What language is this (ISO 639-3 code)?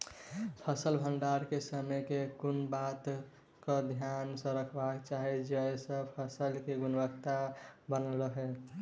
mai